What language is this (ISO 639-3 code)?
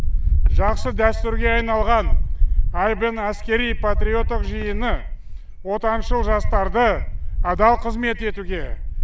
kaz